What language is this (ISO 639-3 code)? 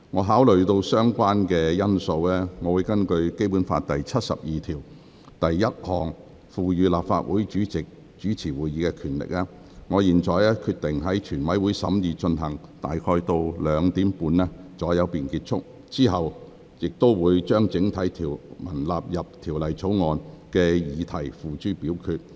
yue